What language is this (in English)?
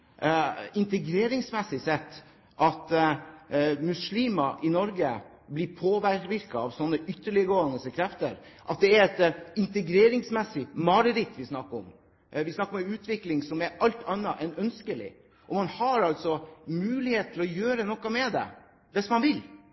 Norwegian Bokmål